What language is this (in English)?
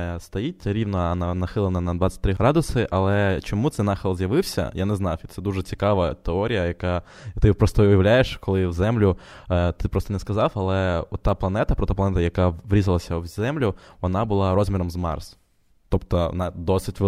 Ukrainian